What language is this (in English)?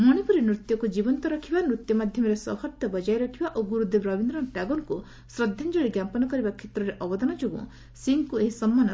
Odia